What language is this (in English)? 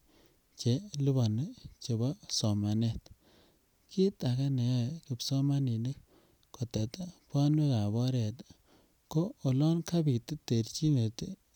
Kalenjin